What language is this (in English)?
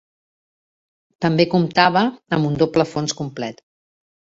Catalan